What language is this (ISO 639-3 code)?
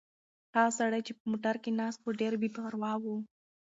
pus